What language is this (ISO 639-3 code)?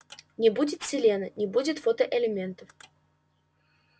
rus